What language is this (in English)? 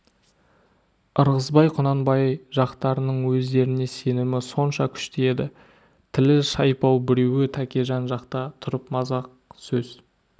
Kazakh